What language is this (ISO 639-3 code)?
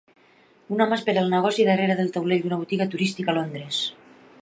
cat